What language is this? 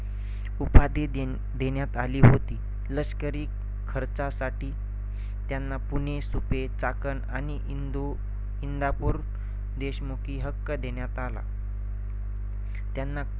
Marathi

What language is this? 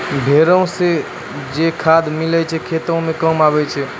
Maithili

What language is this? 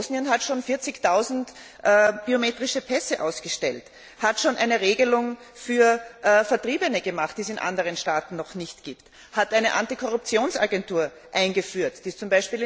German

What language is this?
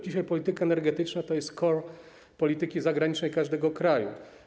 Polish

